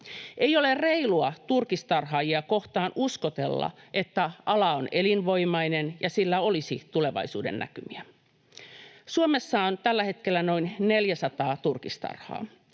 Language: Finnish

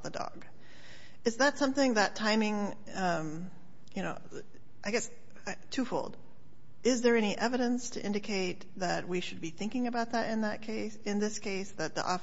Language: English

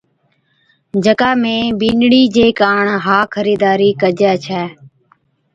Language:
Od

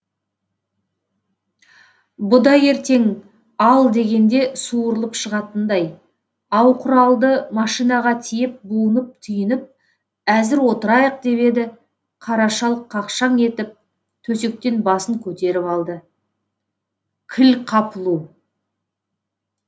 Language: Kazakh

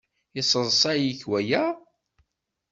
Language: Kabyle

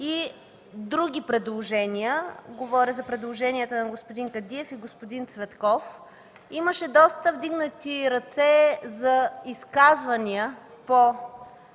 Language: Bulgarian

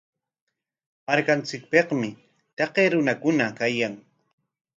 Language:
Corongo Ancash Quechua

